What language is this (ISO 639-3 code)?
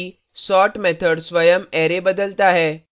hin